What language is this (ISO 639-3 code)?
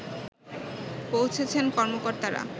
ben